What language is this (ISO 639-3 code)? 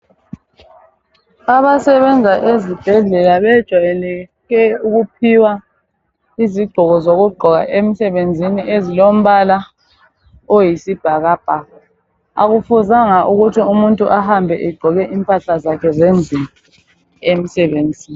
nde